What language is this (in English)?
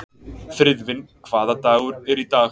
Icelandic